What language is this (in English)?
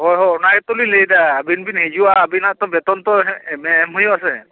Santali